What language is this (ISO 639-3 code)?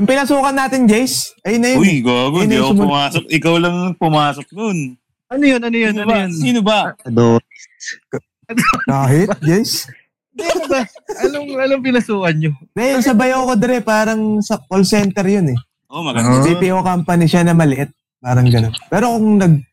fil